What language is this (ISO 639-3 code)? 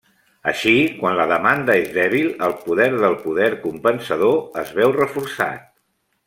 cat